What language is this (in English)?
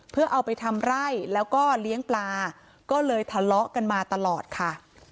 Thai